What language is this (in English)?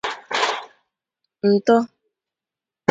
Igbo